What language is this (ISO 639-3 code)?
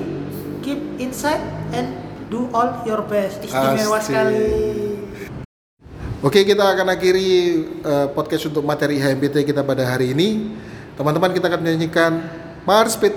ind